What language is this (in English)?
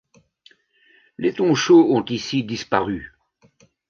French